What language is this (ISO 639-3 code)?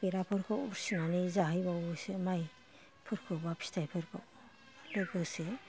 brx